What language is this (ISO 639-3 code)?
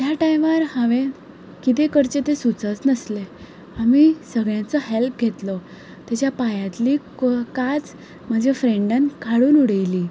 kok